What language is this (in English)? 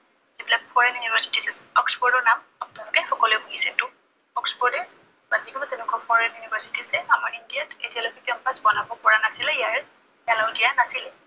Assamese